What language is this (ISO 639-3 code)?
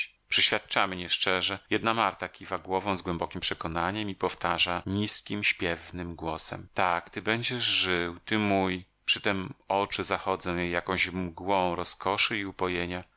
pol